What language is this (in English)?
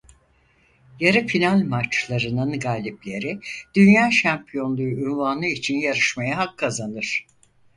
Turkish